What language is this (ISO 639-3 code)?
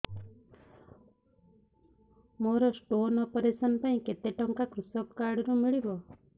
ori